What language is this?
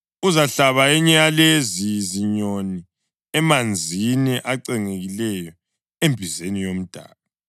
North Ndebele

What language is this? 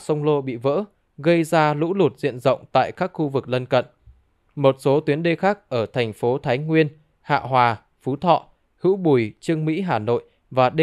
Vietnamese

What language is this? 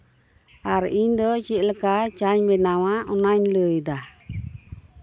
Santali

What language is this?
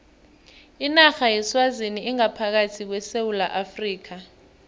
South Ndebele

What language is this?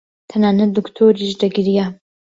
Central Kurdish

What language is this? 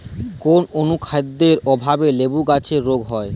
Bangla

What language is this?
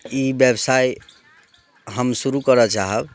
Maithili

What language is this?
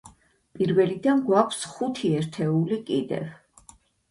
Georgian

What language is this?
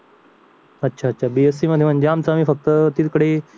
Marathi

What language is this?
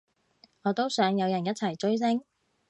Cantonese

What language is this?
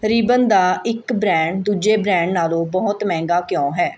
Punjabi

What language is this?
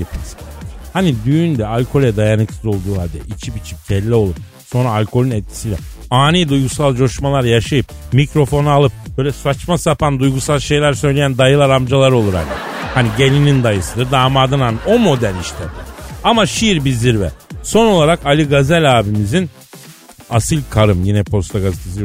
Turkish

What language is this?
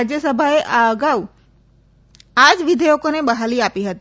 Gujarati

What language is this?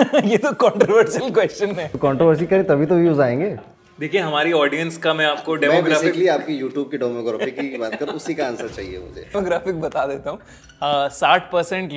Hindi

